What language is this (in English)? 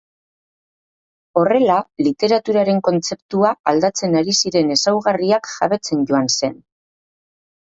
Basque